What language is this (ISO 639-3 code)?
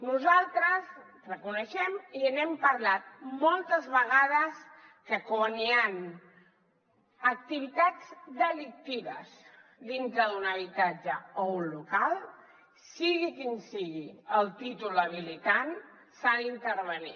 cat